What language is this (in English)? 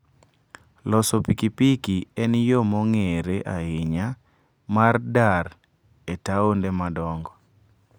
Luo (Kenya and Tanzania)